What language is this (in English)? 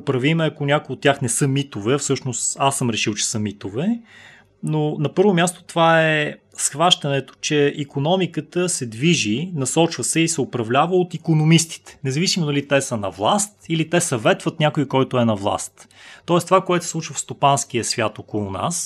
Bulgarian